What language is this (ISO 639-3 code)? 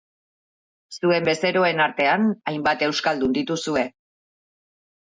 eus